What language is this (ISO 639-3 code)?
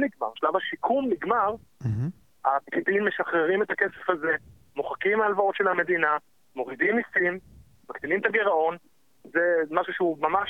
heb